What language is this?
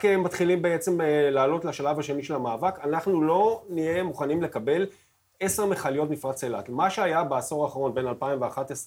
Hebrew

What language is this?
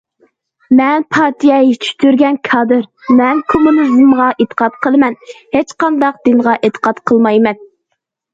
Uyghur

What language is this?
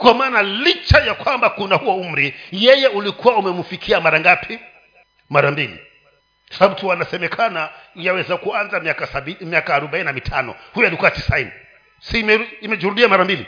Swahili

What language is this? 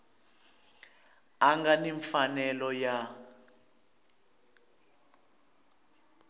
Tsonga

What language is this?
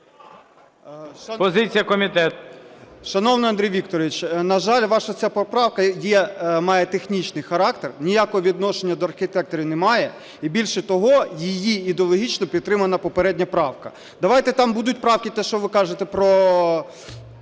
Ukrainian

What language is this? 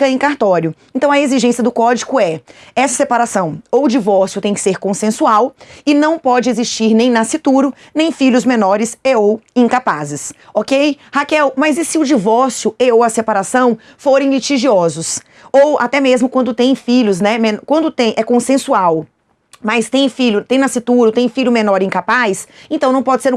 Portuguese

